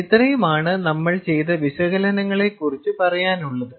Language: Malayalam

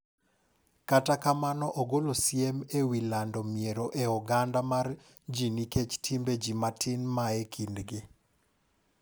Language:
Luo (Kenya and Tanzania)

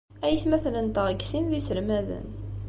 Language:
Kabyle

